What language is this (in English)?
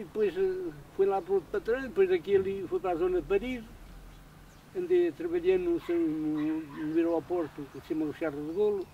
Portuguese